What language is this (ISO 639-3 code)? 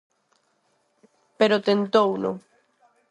glg